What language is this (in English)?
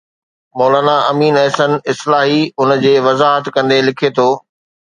Sindhi